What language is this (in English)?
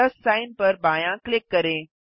Hindi